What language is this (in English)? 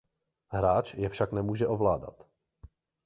Czech